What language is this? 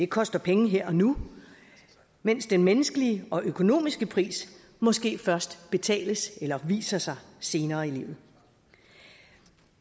Danish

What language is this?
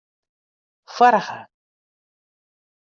Western Frisian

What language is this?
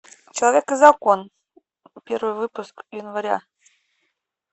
Russian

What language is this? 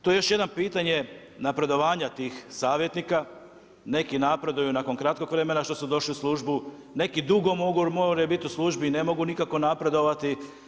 Croatian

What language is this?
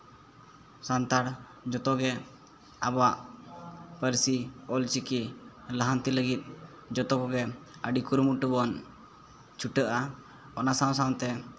Santali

